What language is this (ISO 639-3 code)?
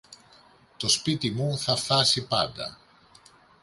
ell